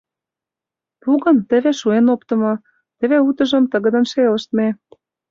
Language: Mari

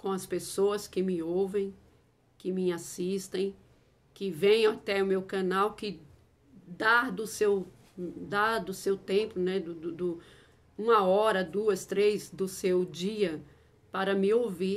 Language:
Portuguese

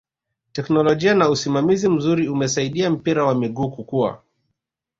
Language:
Swahili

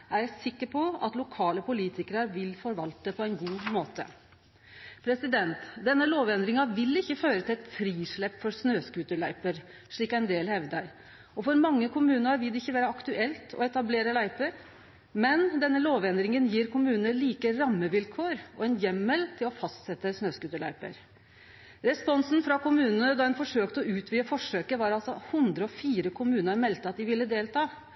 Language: Norwegian Nynorsk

